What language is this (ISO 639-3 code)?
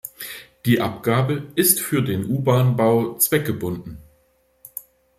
deu